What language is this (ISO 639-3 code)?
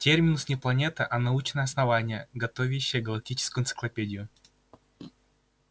rus